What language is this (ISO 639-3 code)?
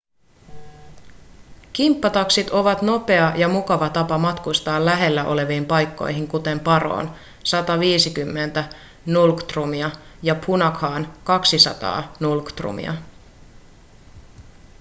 fin